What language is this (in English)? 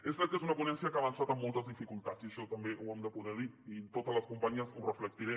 Catalan